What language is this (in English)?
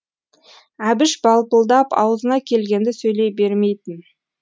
Kazakh